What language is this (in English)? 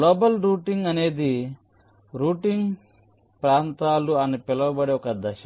Telugu